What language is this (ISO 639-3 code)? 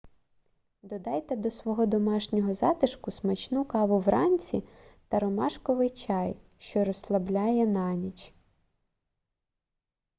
ukr